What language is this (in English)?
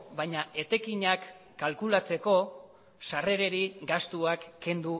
Basque